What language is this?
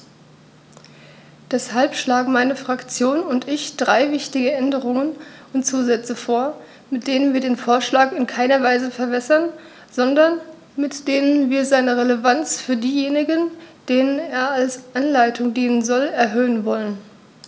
German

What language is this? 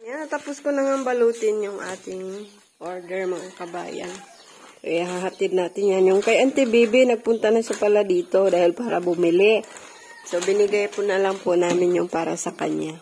Filipino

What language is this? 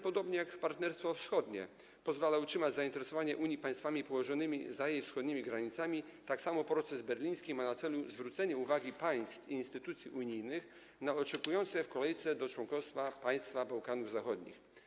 Polish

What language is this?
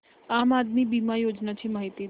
Marathi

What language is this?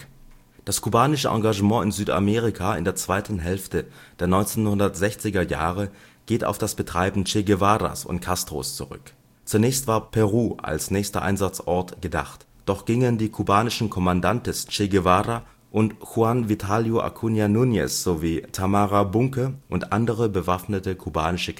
German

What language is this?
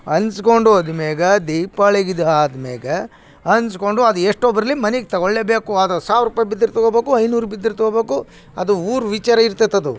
Kannada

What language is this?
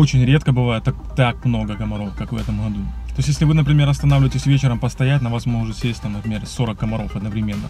Russian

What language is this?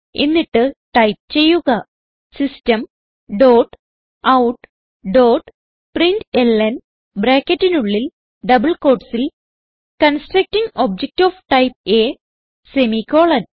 Malayalam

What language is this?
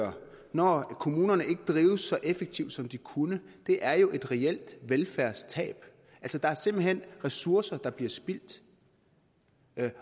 Danish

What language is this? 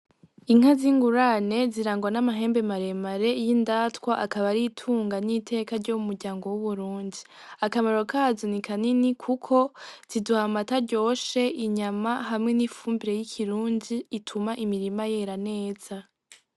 Rundi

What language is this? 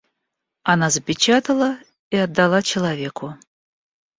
Russian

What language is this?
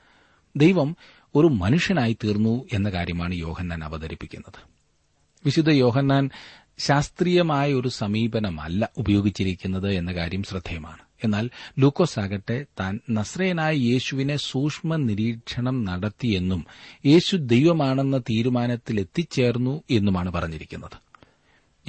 Malayalam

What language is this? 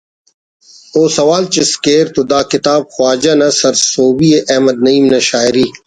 Brahui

